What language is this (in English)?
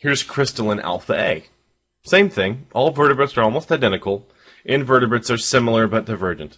English